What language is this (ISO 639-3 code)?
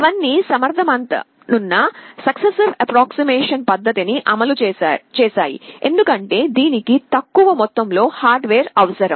tel